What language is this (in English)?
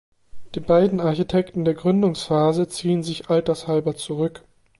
German